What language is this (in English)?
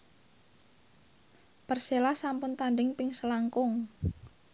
Javanese